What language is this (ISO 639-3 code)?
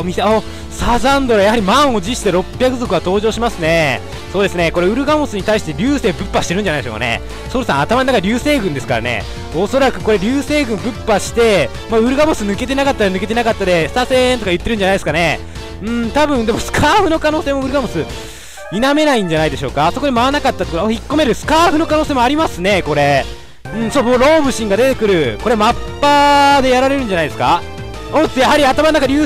jpn